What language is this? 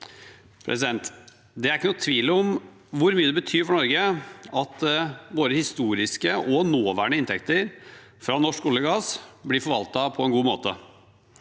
Norwegian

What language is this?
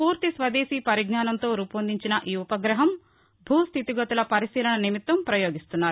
Telugu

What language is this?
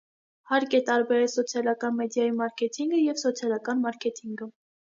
Armenian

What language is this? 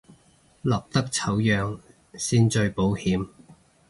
Cantonese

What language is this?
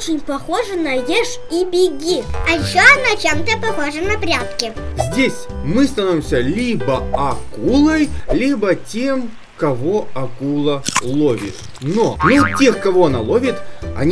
Russian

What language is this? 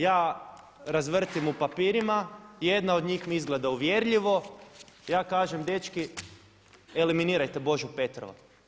Croatian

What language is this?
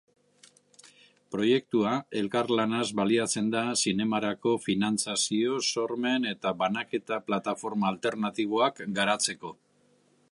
Basque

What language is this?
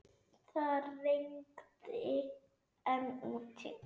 Icelandic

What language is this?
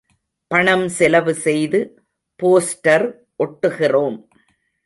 Tamil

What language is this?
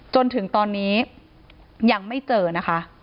Thai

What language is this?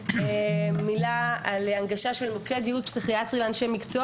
Hebrew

